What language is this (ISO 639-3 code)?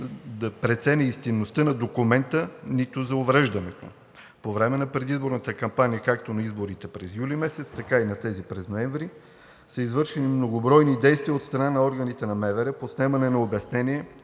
bul